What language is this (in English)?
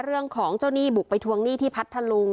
Thai